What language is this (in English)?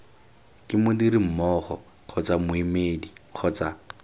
Tswana